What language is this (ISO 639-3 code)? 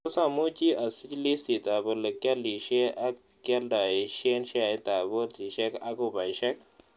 kln